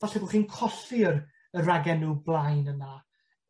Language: Welsh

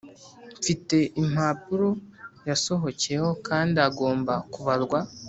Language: Kinyarwanda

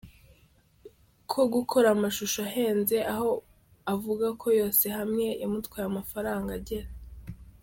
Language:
Kinyarwanda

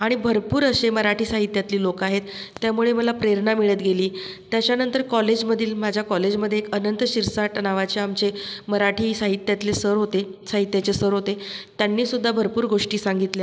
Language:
Marathi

